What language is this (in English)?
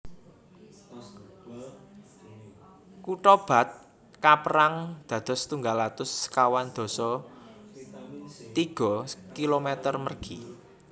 Javanese